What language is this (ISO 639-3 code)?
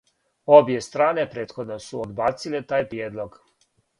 srp